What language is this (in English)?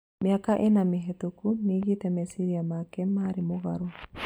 Kikuyu